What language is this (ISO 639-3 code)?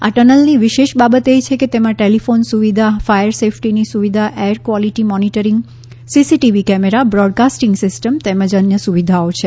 guj